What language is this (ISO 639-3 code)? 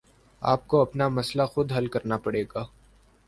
urd